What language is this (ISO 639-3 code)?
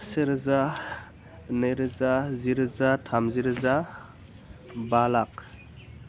brx